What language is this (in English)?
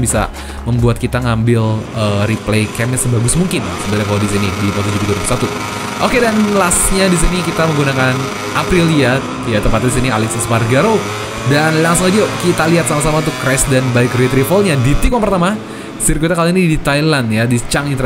Indonesian